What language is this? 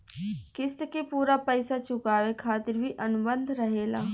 Bhojpuri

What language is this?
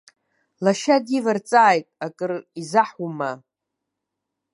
Abkhazian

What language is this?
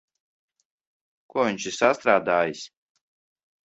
Latvian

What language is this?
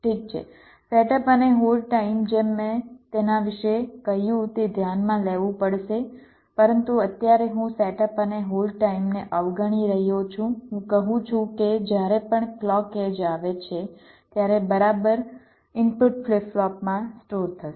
Gujarati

